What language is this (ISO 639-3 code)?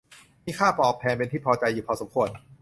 tha